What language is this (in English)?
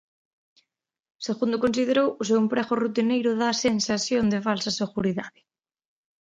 Galician